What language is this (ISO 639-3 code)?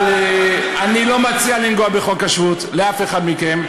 heb